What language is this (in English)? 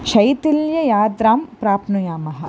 Sanskrit